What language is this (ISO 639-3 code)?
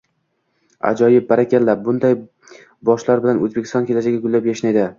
uzb